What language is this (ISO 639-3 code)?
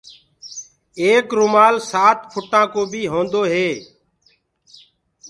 ggg